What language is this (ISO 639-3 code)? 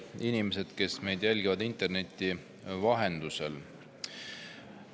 est